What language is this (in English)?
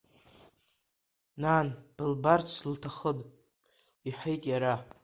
Abkhazian